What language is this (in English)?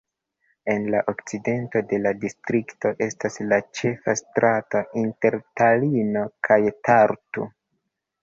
Esperanto